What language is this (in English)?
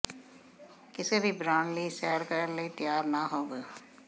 Punjabi